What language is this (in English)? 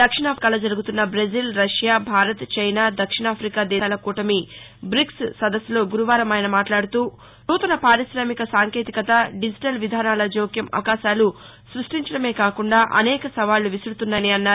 Telugu